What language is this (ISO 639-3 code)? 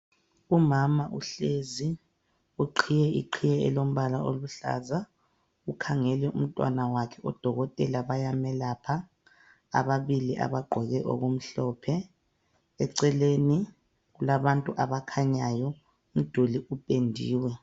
nde